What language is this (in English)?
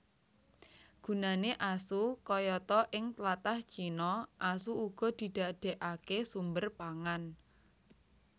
Javanese